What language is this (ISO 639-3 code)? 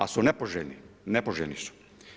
hrv